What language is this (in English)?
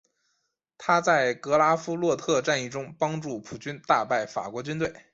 Chinese